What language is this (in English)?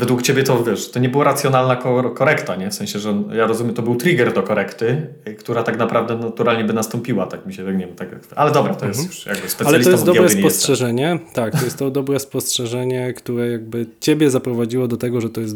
Polish